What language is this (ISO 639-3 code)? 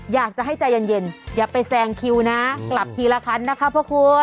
tha